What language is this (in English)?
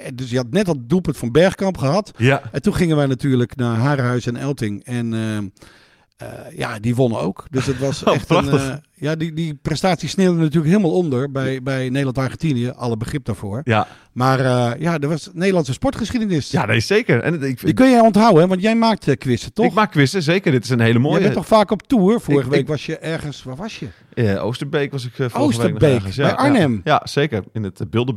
Dutch